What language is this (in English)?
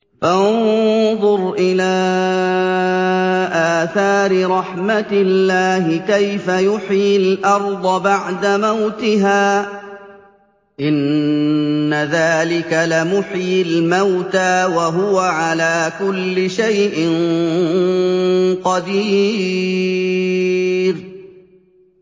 Arabic